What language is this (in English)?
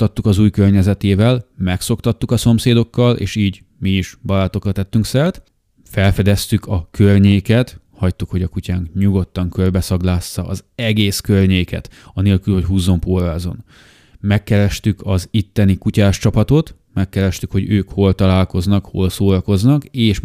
Hungarian